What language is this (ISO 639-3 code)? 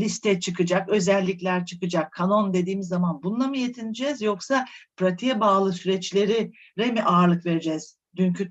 tur